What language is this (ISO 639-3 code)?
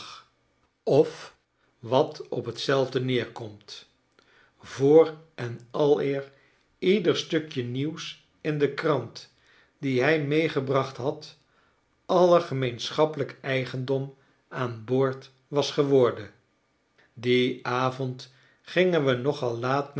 nld